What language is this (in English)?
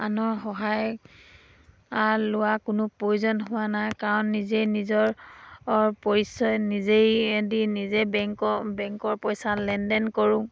Assamese